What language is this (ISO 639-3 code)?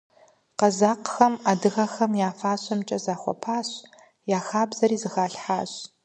kbd